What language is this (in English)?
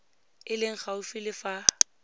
Tswana